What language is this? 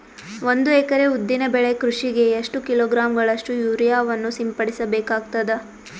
Kannada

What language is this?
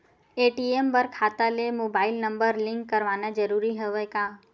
Chhattisgarhi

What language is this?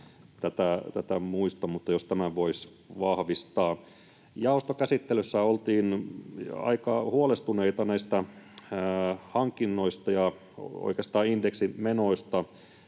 Finnish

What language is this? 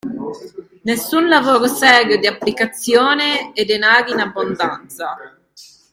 Italian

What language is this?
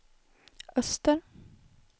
Swedish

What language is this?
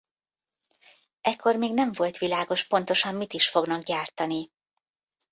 Hungarian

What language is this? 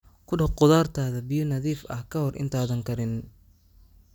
Somali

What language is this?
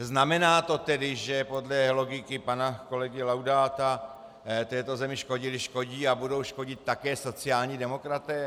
Czech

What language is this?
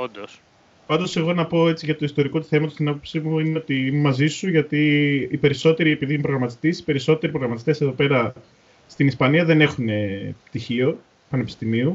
Greek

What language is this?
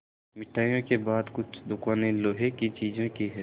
Hindi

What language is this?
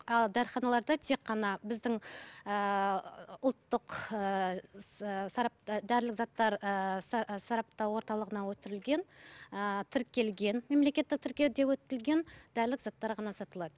Kazakh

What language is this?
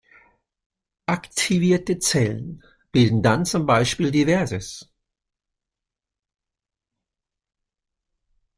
German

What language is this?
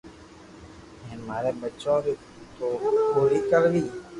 Loarki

